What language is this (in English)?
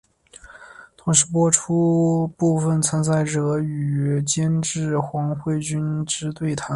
Chinese